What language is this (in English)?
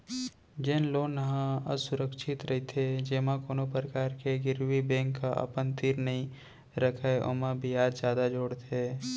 Chhattisgarhi